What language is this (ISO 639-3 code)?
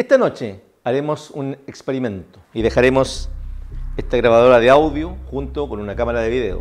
spa